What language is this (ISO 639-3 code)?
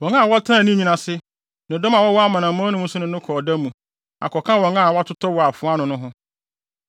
aka